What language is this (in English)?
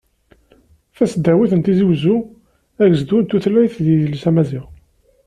Kabyle